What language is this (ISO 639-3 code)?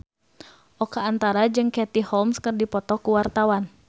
sun